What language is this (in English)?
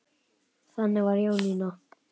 Icelandic